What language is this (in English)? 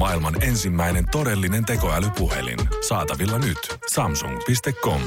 Finnish